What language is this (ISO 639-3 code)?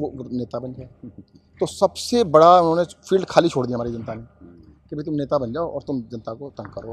hin